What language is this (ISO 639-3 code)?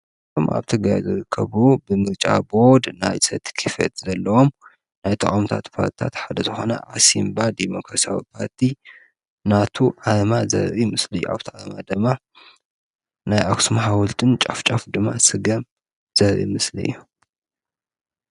tir